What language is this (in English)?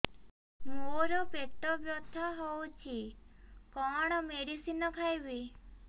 Odia